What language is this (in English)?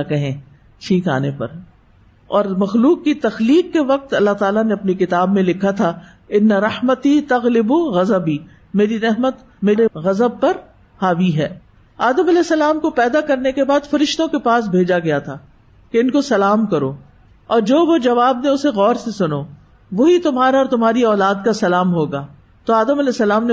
Urdu